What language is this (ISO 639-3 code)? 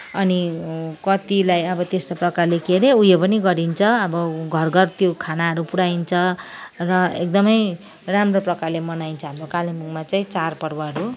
nep